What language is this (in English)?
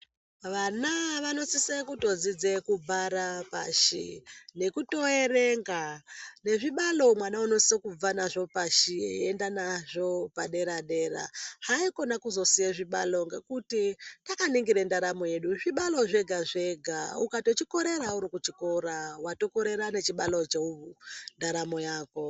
Ndau